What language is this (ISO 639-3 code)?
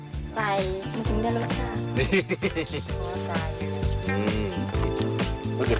tha